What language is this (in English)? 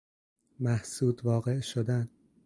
Persian